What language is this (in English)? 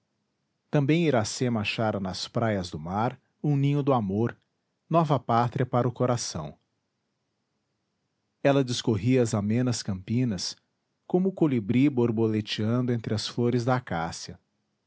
Portuguese